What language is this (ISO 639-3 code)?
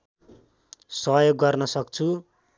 nep